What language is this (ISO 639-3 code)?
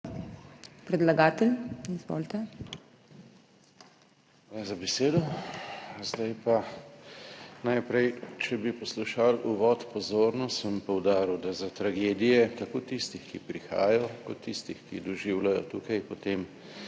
slv